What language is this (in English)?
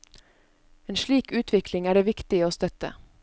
Norwegian